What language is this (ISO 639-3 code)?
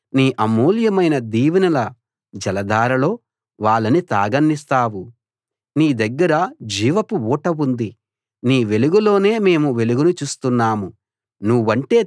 tel